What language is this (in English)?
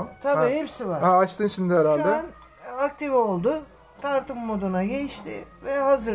Turkish